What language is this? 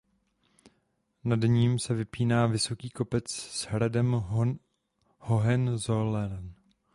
Czech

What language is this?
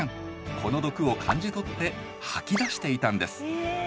Japanese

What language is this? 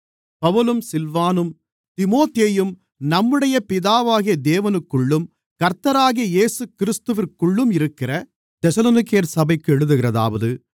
Tamil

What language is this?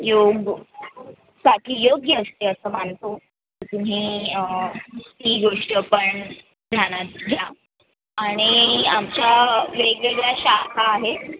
Marathi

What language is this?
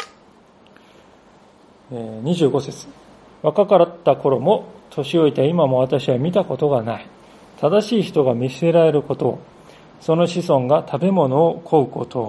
Japanese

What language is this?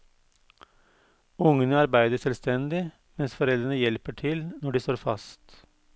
Norwegian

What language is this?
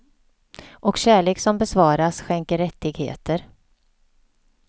Swedish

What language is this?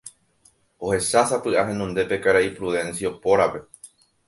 Guarani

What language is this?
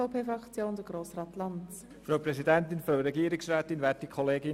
Swiss German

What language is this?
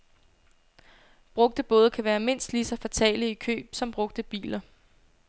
Danish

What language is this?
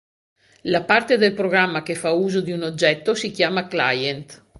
Italian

